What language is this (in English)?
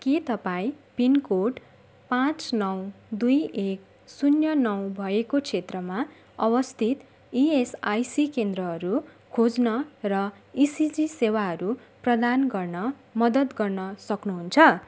Nepali